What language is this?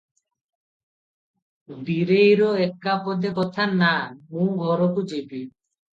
Odia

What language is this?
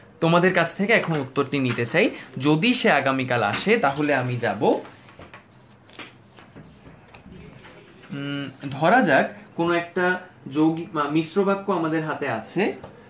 Bangla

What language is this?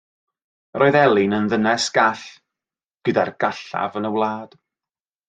Welsh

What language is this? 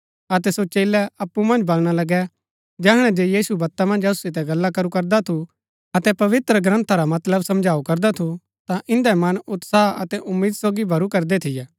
Gaddi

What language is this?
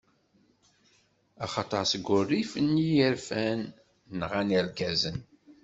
Kabyle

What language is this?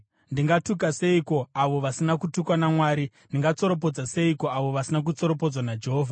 Shona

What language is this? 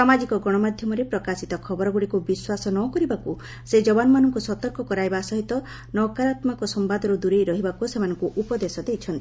Odia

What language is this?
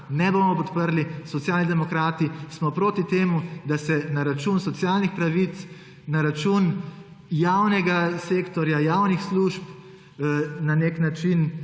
Slovenian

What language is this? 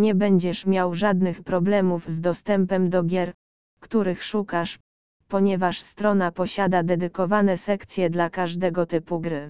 Polish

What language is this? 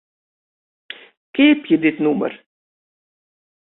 Western Frisian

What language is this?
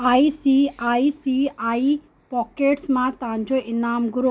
Sindhi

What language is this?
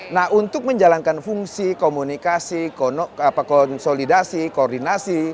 Indonesian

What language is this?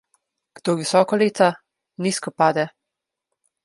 Slovenian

